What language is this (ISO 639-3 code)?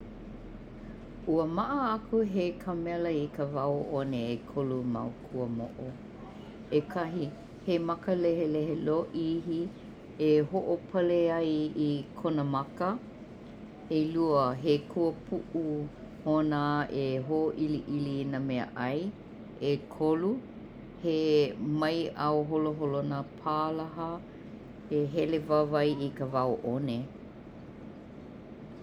haw